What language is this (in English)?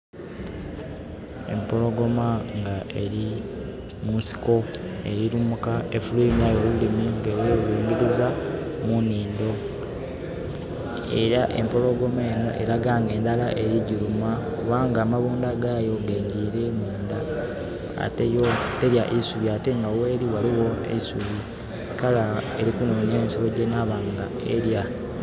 Soga